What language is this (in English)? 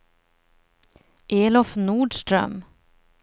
Swedish